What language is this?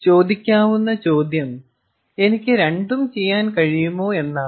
Malayalam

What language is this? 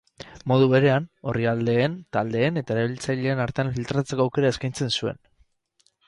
Basque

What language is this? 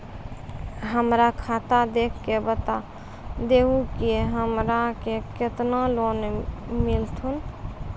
Maithili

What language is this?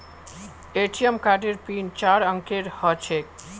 Magahi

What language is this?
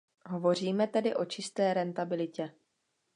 Czech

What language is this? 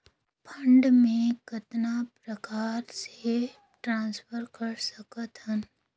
Chhattisgarhi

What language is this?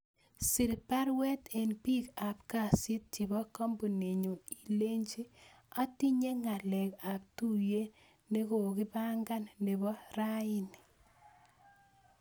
Kalenjin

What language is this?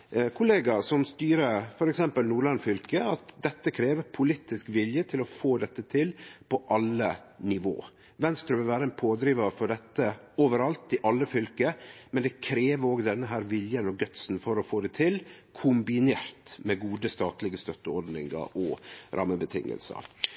Norwegian Nynorsk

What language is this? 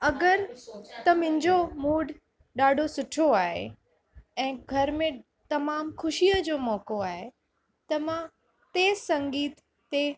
Sindhi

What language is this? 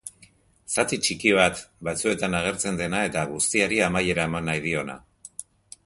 Basque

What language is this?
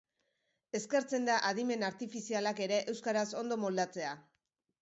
Basque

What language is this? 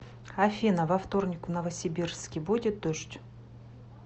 Russian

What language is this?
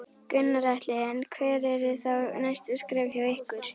Icelandic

